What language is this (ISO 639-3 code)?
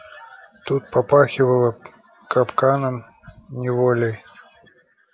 rus